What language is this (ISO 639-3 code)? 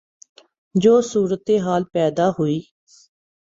urd